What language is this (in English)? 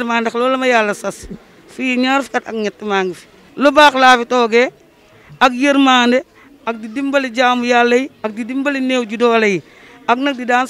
Dutch